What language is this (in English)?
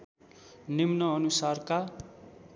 Nepali